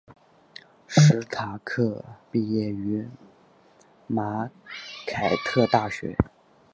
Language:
Chinese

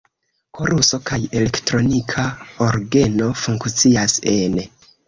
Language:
Esperanto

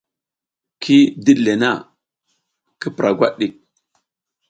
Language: South Giziga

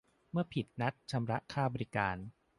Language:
Thai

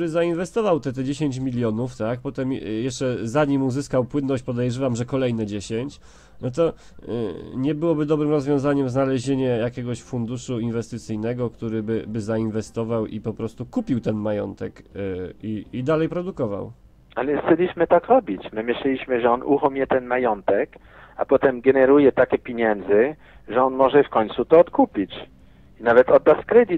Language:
Polish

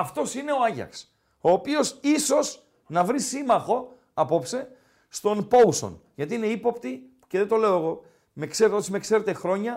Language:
Greek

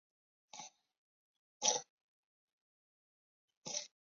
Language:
Chinese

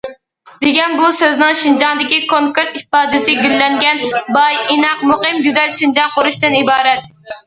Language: Uyghur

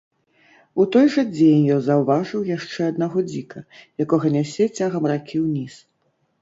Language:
Belarusian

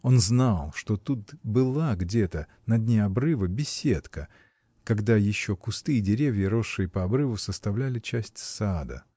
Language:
Russian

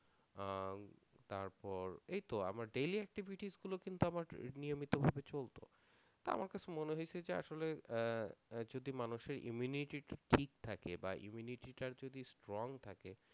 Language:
Bangla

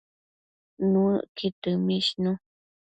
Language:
Matsés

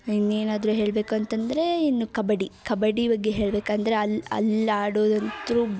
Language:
Kannada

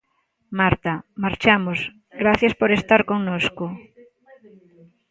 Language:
Galician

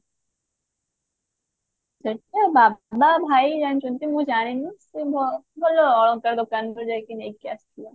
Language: Odia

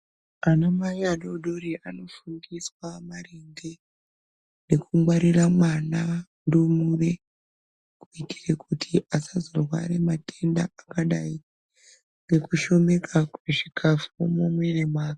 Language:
Ndau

